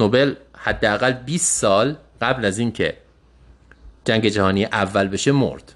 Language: Persian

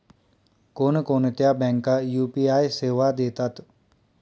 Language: Marathi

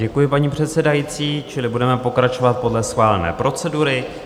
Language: Czech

